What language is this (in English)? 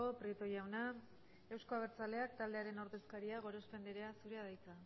Basque